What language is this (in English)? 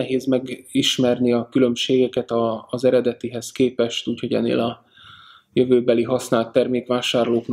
Hungarian